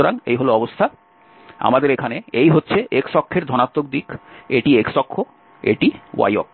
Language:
Bangla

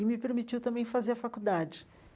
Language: Portuguese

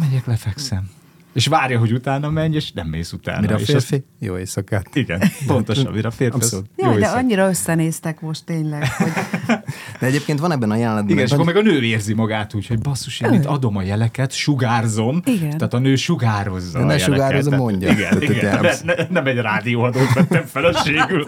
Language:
Hungarian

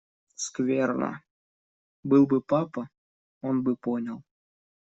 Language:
Russian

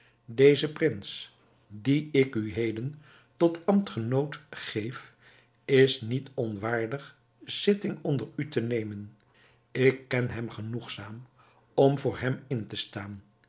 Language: Dutch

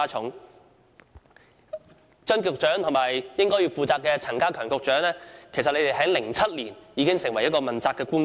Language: Cantonese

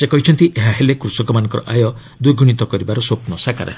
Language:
Odia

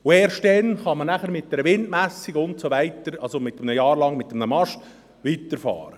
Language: Swiss German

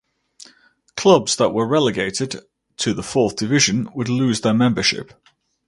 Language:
English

